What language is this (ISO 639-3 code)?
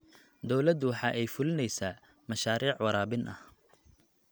som